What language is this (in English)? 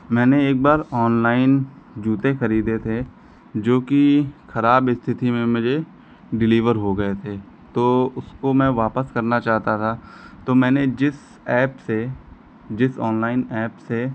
Hindi